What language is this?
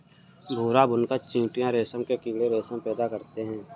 Hindi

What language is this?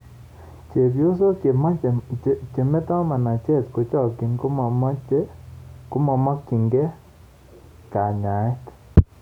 Kalenjin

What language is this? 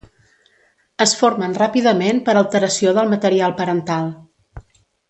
Catalan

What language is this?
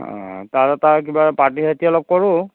Assamese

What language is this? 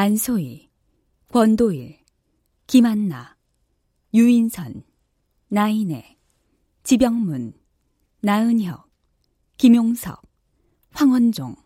Korean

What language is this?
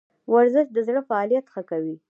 Pashto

